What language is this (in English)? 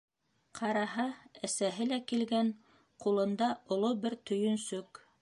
Bashkir